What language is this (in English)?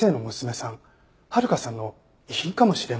Japanese